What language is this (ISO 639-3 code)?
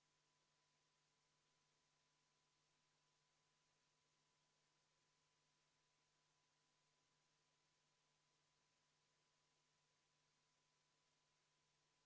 est